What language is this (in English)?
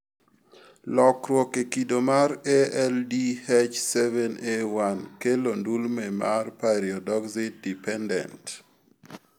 Luo (Kenya and Tanzania)